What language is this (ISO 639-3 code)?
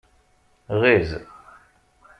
kab